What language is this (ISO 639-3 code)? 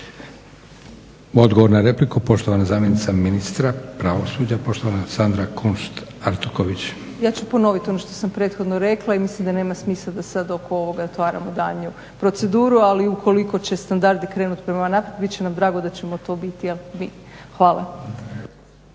hrv